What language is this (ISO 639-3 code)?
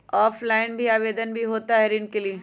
mag